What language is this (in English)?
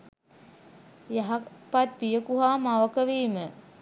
Sinhala